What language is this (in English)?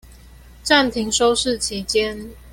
Chinese